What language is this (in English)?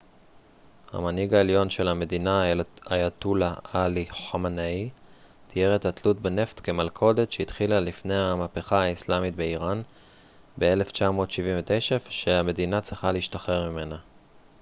Hebrew